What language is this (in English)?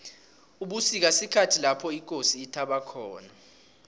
South Ndebele